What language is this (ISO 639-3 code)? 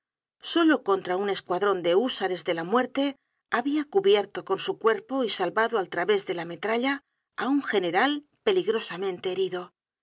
spa